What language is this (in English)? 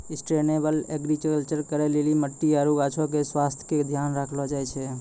Maithili